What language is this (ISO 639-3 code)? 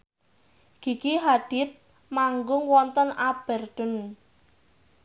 jav